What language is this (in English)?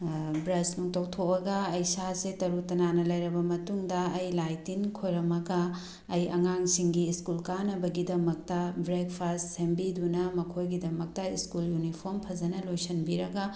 Manipuri